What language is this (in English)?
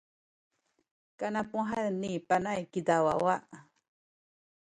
Sakizaya